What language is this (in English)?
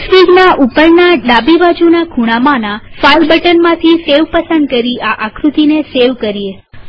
Gujarati